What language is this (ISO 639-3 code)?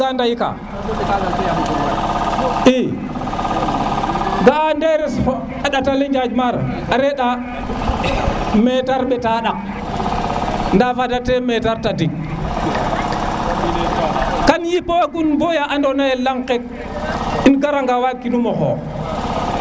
srr